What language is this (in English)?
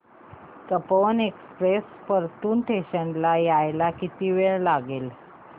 Marathi